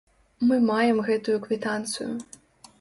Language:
Belarusian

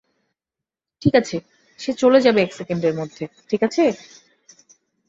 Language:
Bangla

